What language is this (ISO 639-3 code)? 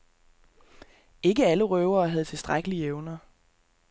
dan